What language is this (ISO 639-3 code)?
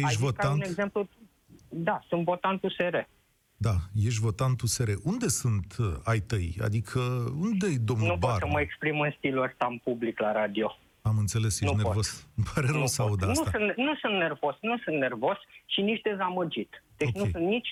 ron